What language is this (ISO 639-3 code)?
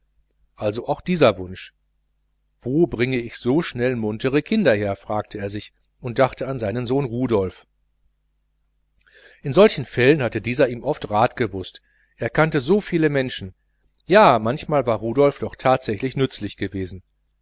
deu